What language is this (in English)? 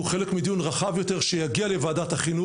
Hebrew